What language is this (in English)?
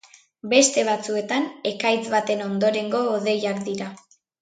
Basque